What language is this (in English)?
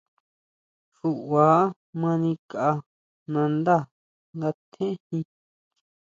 Huautla Mazatec